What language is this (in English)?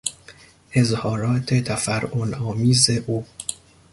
Persian